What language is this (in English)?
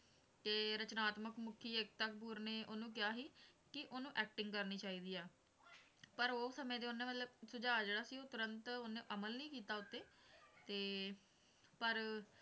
Punjabi